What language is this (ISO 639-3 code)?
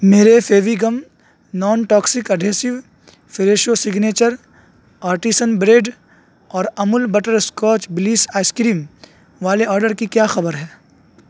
urd